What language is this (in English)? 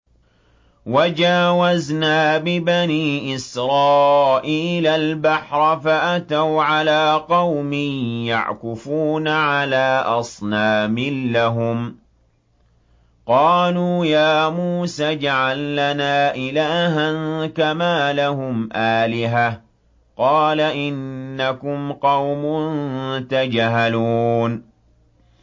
Arabic